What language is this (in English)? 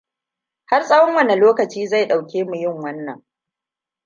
Hausa